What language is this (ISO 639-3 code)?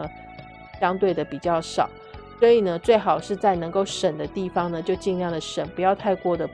zho